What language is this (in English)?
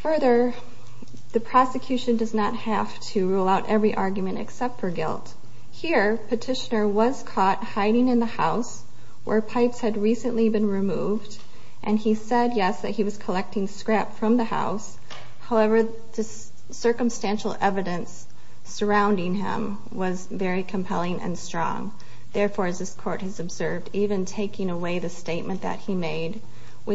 English